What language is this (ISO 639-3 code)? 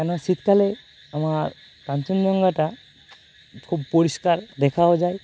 ben